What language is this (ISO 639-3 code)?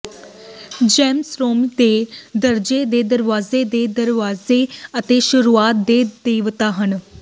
pan